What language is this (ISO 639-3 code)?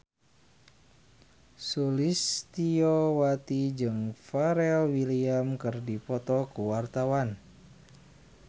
sun